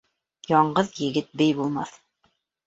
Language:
Bashkir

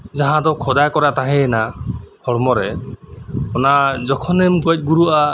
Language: Santali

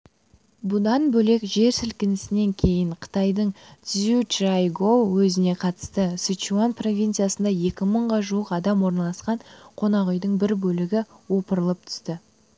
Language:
Kazakh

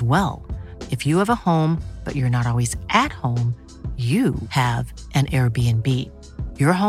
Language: Swedish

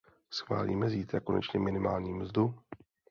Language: Czech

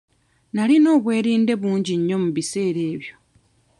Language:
Ganda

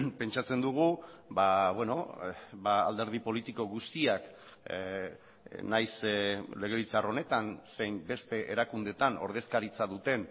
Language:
Basque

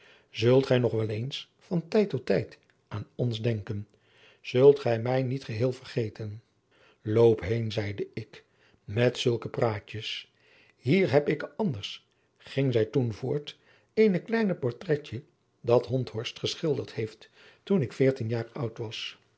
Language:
Dutch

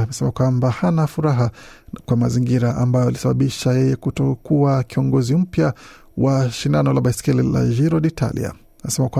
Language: Swahili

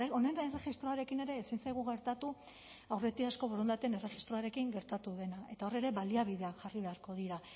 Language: Basque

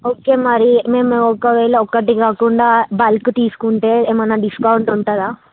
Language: Telugu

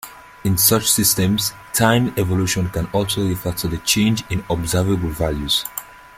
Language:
English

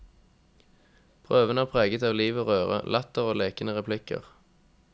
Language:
Norwegian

